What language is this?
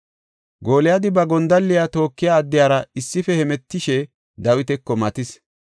Gofa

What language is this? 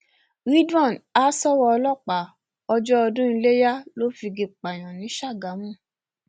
Yoruba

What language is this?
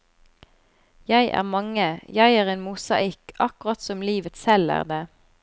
Norwegian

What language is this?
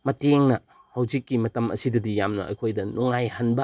Manipuri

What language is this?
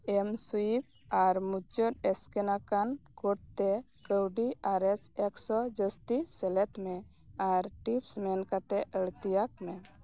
Santali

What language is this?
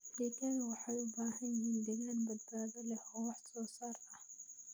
Somali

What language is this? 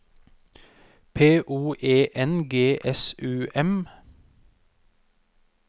Norwegian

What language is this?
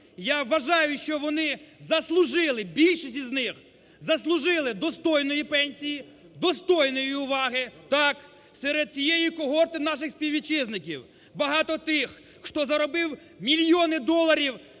Ukrainian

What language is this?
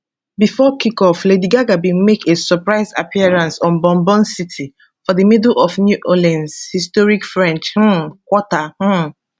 Nigerian Pidgin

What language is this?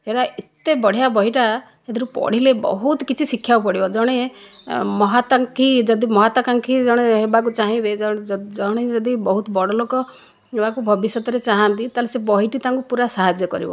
Odia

